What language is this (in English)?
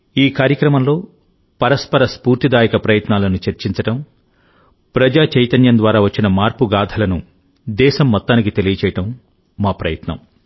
Telugu